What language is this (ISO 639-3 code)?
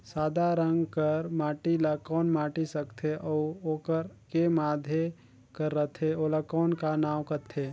hne